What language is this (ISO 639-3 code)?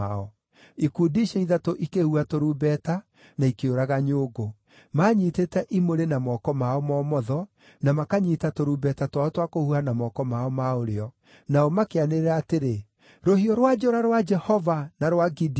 kik